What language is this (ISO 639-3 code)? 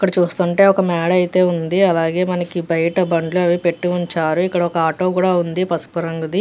tel